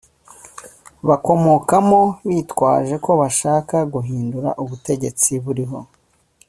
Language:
Kinyarwanda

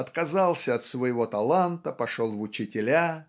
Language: Russian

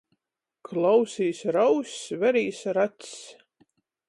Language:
Latgalian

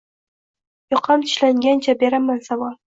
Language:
Uzbek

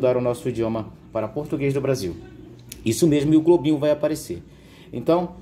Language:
Portuguese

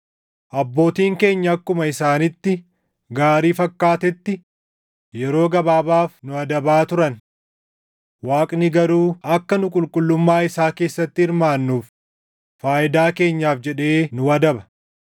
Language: Oromo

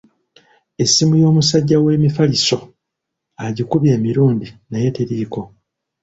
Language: Ganda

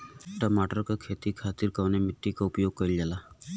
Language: Bhojpuri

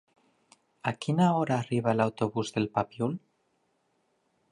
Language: Catalan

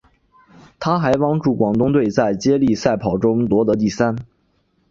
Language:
Chinese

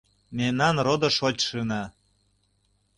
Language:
Mari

